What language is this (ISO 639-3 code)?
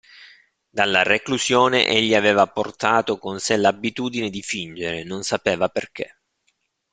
ita